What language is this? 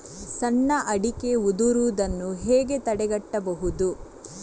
Kannada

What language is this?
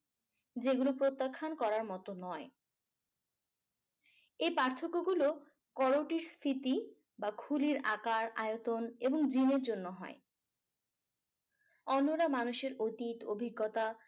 Bangla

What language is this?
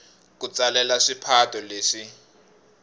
Tsonga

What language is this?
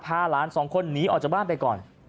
Thai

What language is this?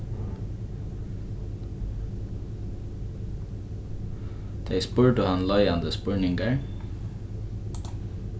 Faroese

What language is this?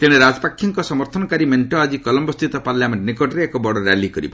Odia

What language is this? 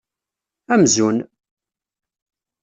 Kabyle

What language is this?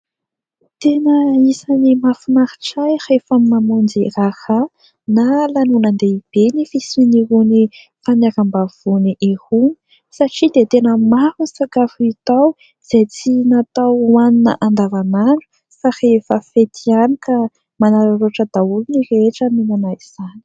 Malagasy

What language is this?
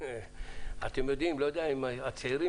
Hebrew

